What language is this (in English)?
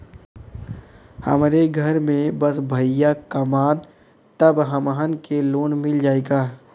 Bhojpuri